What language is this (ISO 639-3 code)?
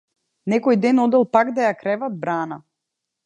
mkd